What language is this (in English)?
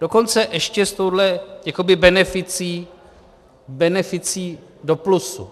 Czech